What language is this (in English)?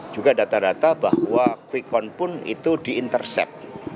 Indonesian